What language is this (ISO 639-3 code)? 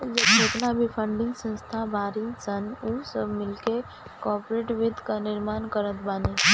bho